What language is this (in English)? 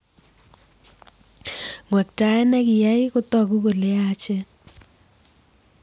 Kalenjin